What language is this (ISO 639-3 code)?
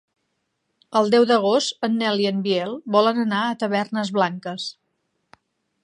cat